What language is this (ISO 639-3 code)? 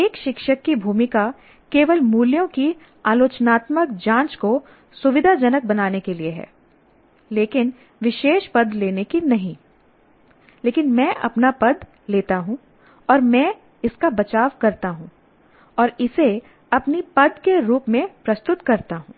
hin